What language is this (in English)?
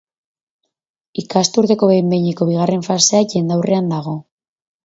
Basque